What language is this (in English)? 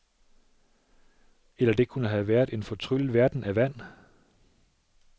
Danish